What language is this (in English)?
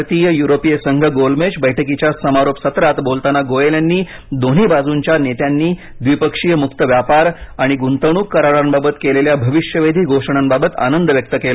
Marathi